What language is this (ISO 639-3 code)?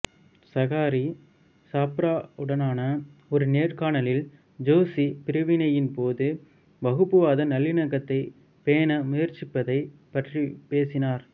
tam